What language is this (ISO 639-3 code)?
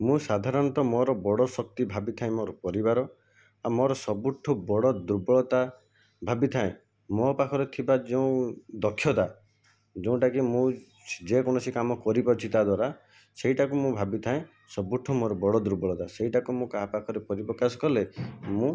ori